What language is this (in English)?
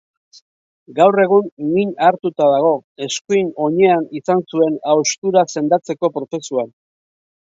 Basque